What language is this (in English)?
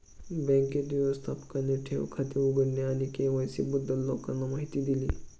Marathi